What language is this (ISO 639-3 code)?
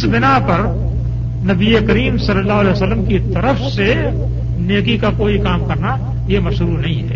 urd